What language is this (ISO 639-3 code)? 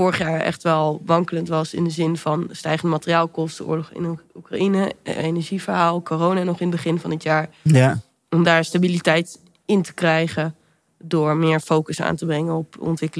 nld